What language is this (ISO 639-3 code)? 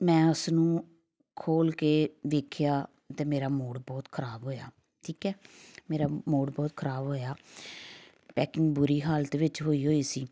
pan